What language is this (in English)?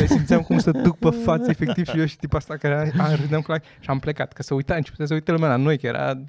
Romanian